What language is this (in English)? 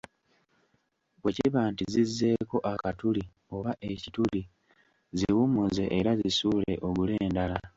Ganda